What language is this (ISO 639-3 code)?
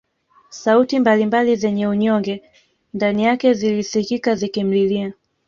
swa